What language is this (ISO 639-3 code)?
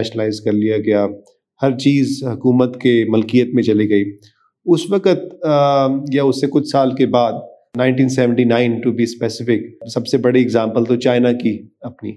urd